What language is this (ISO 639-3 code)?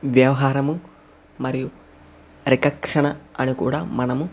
tel